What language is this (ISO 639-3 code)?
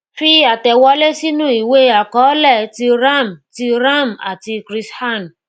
yor